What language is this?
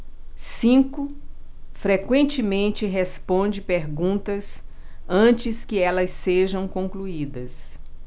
Portuguese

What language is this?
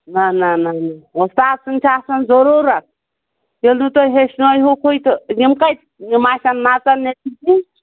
Kashmiri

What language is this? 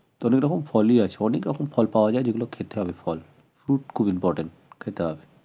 Bangla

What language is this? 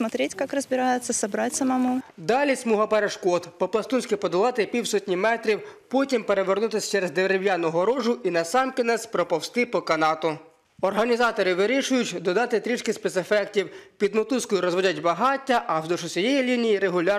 Ukrainian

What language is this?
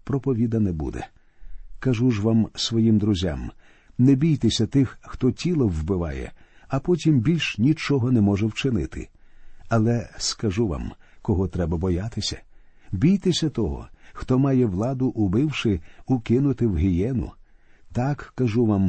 Ukrainian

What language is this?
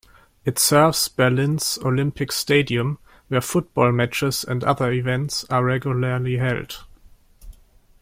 English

